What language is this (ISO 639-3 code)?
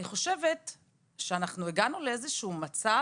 heb